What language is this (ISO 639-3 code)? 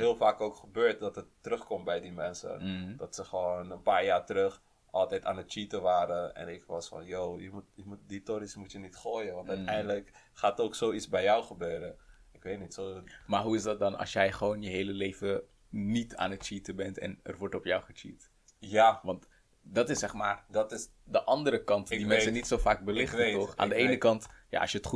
nld